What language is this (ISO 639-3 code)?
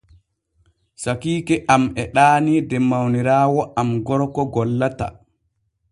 fue